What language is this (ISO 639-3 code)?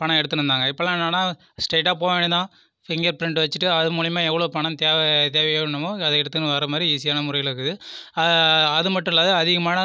tam